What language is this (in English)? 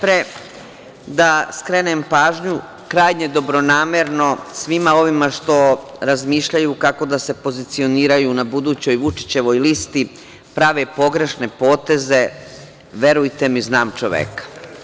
Serbian